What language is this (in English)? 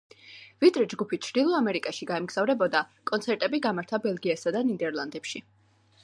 Georgian